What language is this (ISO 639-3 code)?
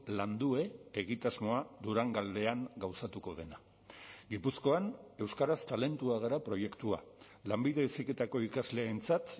eus